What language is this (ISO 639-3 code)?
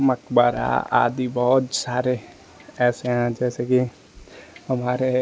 hin